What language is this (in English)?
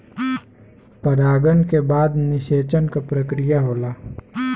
Bhojpuri